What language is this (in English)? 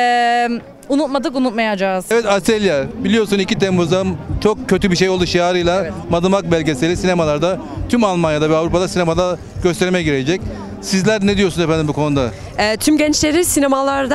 Turkish